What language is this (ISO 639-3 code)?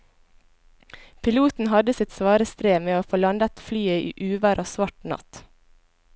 nor